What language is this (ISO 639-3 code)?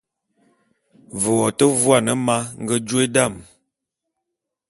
bum